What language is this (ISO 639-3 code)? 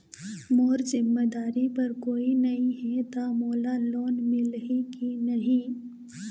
hne